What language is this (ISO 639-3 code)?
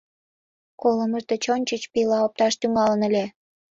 chm